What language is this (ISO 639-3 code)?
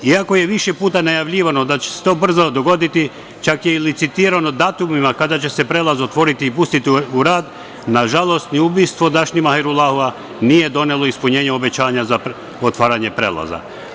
srp